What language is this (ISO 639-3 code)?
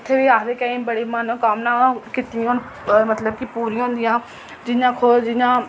doi